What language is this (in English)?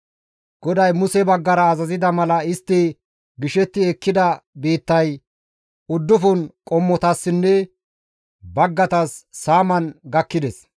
Gamo